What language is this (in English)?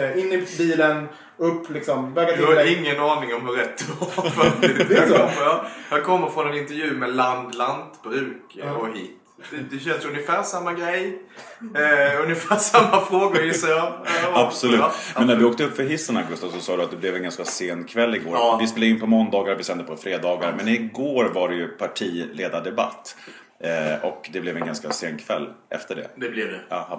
Swedish